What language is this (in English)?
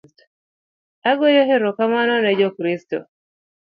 Luo (Kenya and Tanzania)